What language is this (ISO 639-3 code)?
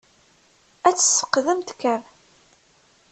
kab